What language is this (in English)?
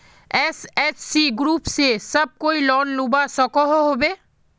Magahi